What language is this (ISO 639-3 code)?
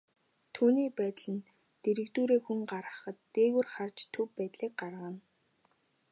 mon